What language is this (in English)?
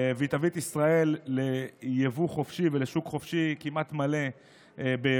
Hebrew